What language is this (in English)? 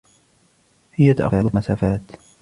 Arabic